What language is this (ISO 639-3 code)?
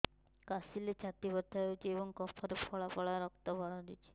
ori